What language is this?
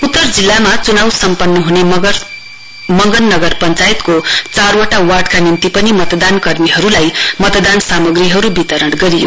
Nepali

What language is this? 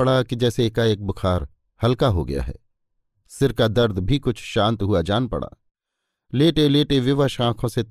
Hindi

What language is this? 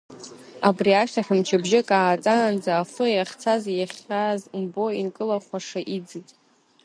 Abkhazian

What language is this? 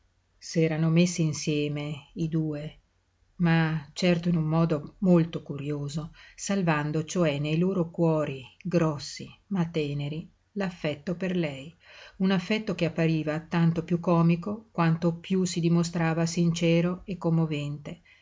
Italian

